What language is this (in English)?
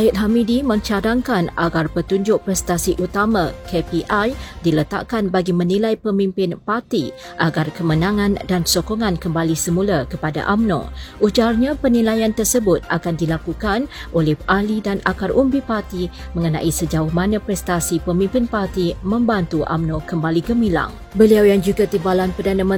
Malay